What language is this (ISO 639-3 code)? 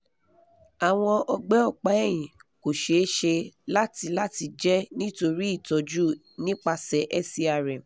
yor